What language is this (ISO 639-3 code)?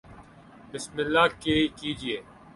urd